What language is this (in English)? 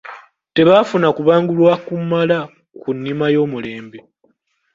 Ganda